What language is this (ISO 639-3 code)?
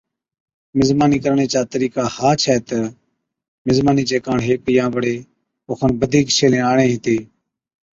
odk